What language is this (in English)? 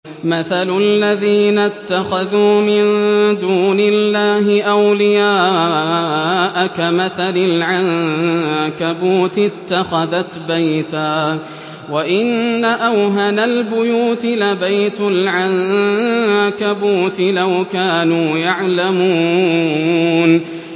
Arabic